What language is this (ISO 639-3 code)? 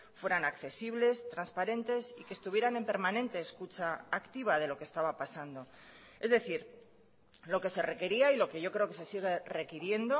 spa